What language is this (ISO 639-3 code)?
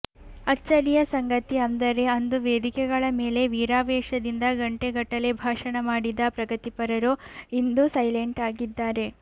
kan